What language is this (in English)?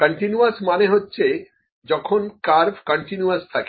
Bangla